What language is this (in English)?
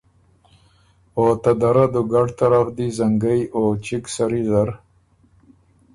Ormuri